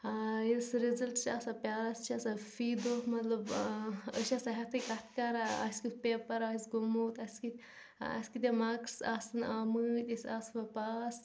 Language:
Kashmiri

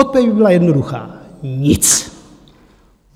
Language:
Czech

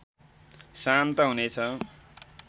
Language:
Nepali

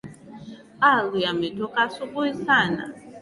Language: Swahili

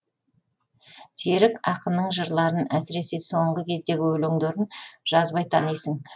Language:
Kazakh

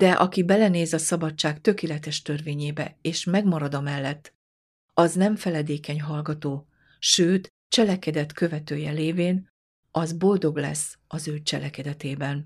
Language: Hungarian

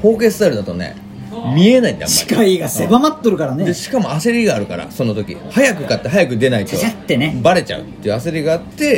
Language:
Japanese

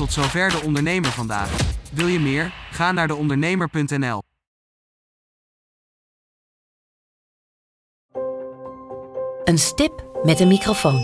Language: Dutch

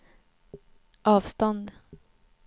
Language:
Swedish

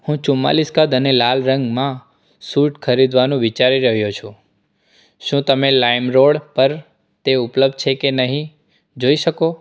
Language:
Gujarati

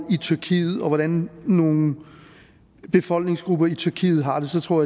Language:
Danish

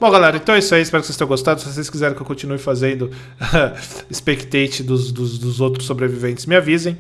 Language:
Portuguese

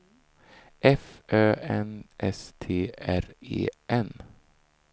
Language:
Swedish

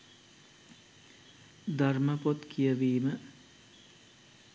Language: Sinhala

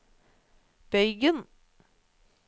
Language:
Norwegian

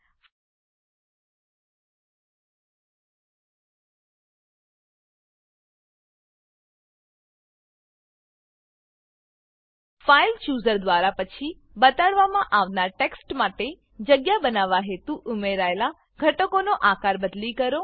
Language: Gujarati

